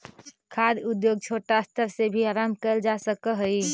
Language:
Magahi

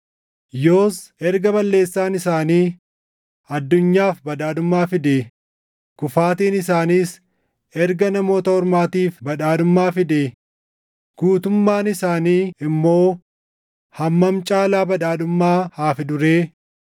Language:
Oromo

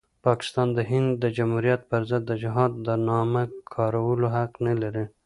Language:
Pashto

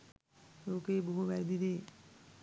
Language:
Sinhala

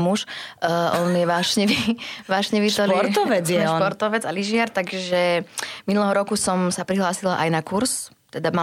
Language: Slovak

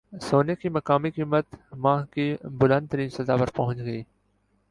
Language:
Urdu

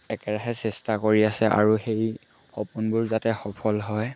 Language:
Assamese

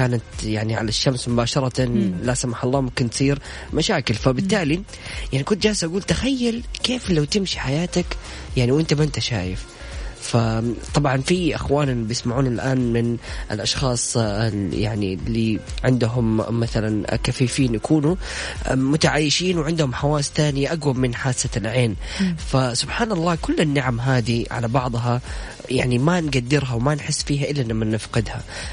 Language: Arabic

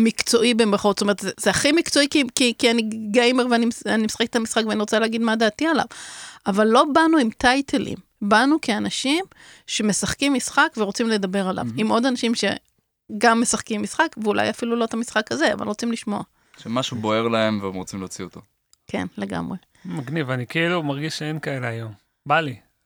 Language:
Hebrew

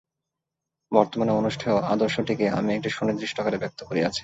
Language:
Bangla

